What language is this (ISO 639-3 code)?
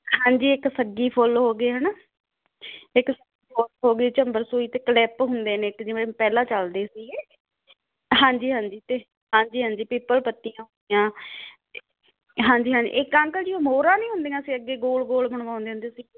pan